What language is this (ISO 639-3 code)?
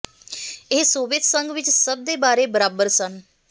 pan